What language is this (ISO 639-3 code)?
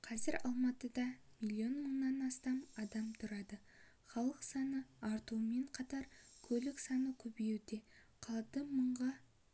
kaz